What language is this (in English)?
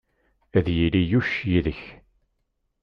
Kabyle